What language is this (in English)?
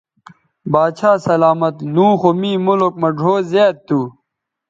Bateri